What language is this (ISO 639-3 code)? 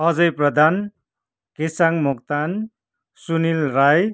nep